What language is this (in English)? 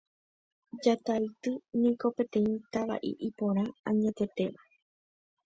Guarani